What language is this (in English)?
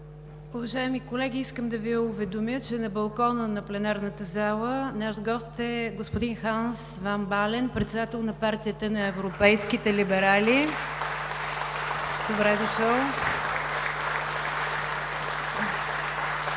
Bulgarian